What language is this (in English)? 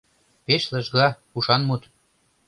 Mari